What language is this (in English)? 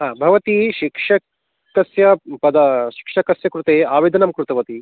Sanskrit